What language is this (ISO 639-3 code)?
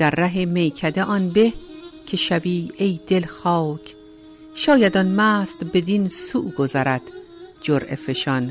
fas